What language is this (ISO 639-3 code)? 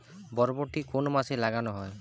ben